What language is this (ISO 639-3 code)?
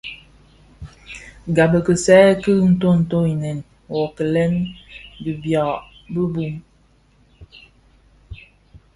ksf